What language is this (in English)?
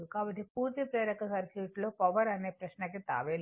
Telugu